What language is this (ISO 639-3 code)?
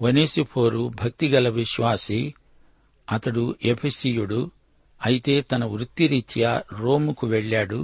tel